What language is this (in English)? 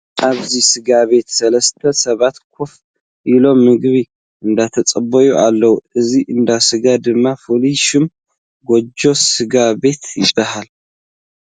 Tigrinya